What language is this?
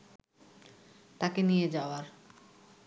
Bangla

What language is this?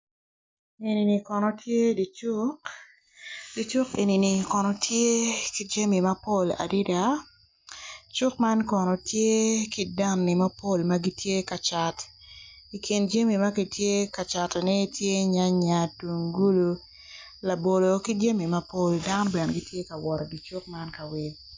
Acoli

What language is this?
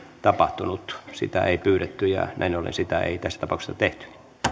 Finnish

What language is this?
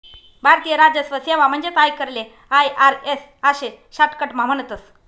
Marathi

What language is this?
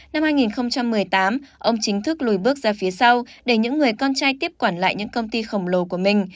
Vietnamese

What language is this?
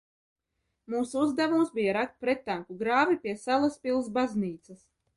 Latvian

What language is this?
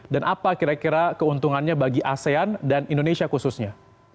Indonesian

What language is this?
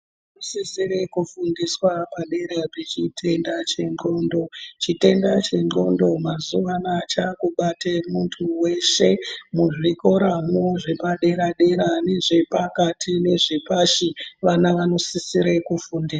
Ndau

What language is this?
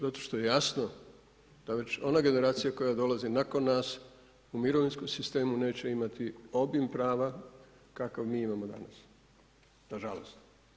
Croatian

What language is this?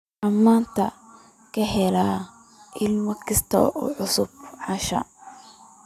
Somali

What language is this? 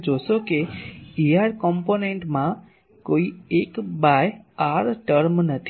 Gujarati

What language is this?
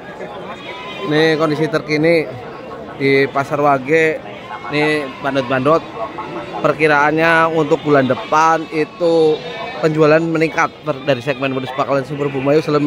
Indonesian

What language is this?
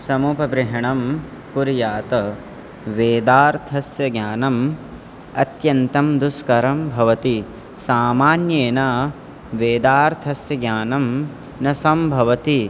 Sanskrit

